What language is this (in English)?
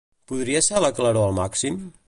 Catalan